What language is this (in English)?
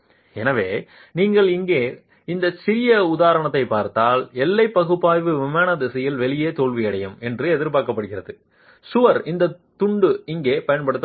Tamil